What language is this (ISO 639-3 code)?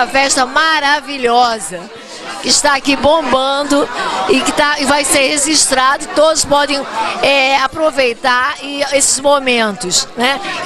por